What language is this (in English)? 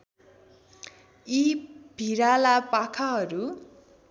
Nepali